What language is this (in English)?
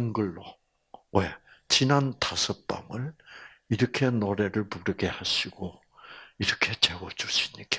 Korean